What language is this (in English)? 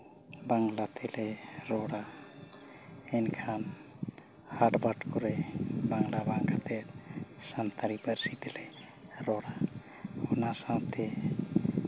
Santali